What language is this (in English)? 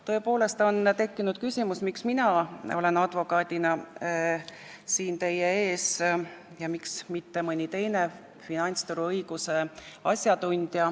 Estonian